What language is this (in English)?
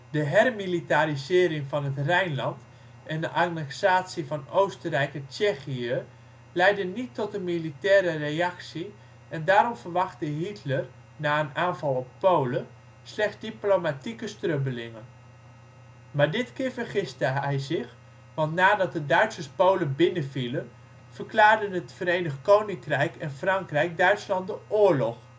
Dutch